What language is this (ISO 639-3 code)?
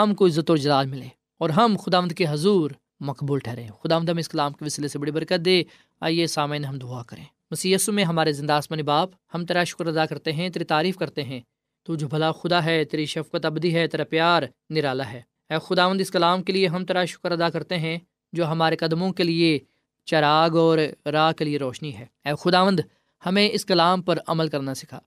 urd